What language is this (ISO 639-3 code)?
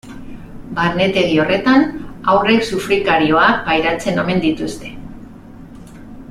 eus